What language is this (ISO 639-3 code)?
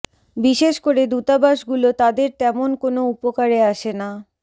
ben